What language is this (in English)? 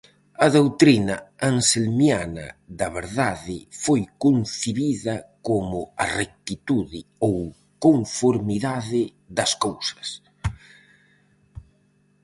Galician